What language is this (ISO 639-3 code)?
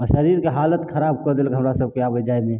mai